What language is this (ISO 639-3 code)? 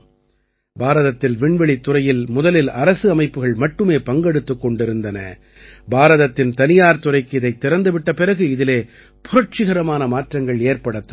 tam